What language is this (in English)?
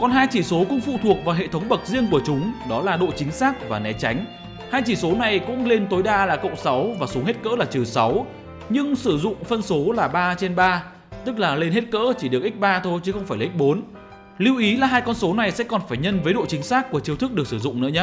Vietnamese